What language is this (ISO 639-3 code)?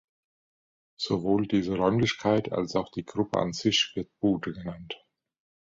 deu